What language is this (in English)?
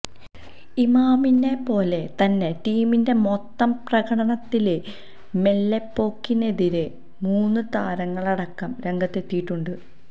Malayalam